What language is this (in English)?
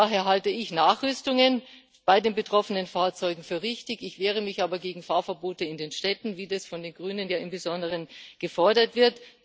German